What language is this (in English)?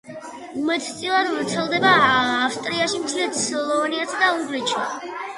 Georgian